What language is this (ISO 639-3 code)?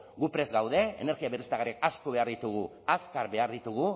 eus